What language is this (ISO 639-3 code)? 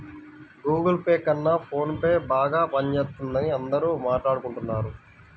tel